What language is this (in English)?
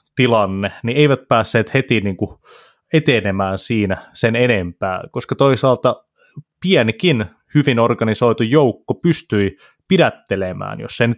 Finnish